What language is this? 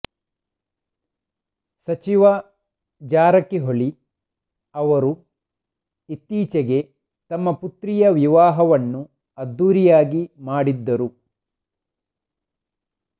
Kannada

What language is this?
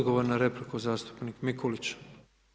Croatian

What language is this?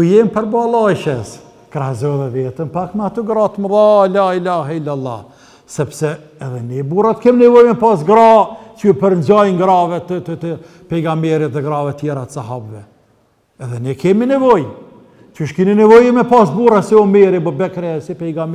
Arabic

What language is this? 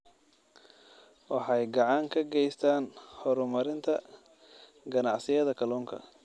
Somali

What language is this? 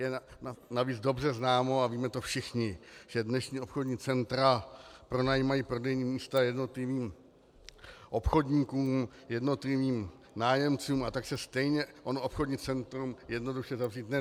Czech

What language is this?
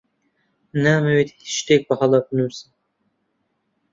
Central Kurdish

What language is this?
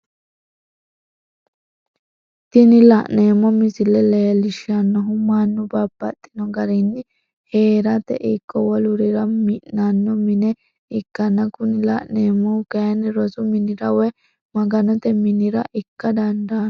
Sidamo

